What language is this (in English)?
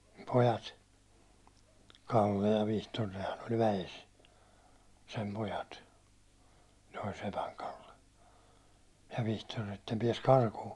Finnish